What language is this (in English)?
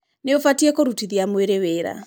Kikuyu